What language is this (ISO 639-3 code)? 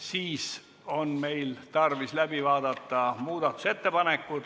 est